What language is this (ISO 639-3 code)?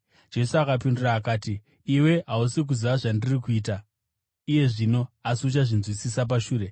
sna